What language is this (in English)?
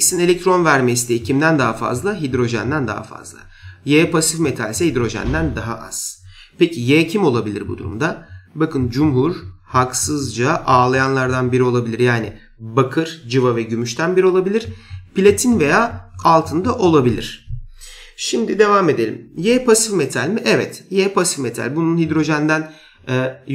Turkish